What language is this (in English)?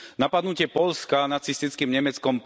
Slovak